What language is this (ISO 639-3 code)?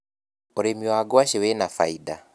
kik